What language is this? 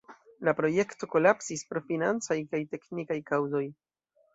Esperanto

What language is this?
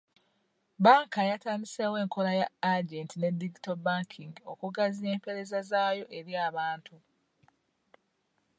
Ganda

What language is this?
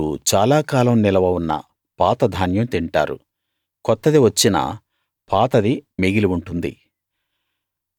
Telugu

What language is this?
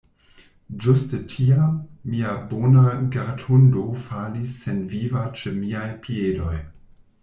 Esperanto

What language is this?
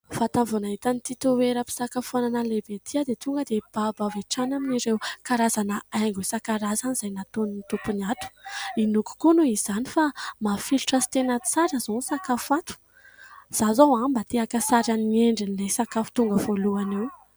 Malagasy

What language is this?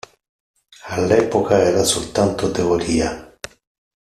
Italian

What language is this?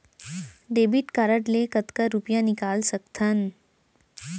Chhattisgarhi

